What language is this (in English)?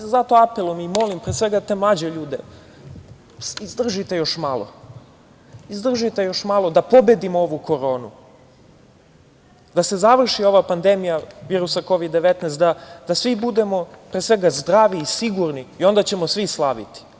Serbian